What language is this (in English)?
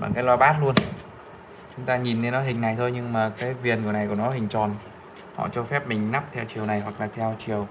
Vietnamese